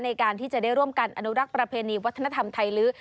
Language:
Thai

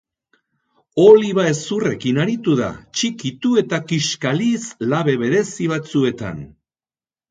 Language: Basque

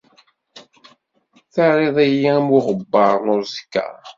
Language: Kabyle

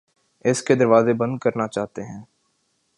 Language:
Urdu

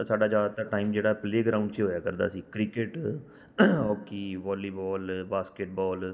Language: Punjabi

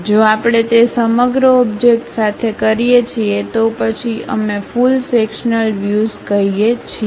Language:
Gujarati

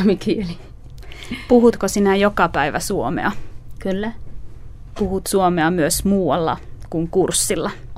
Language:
Finnish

